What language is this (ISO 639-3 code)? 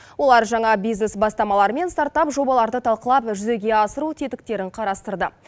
kaz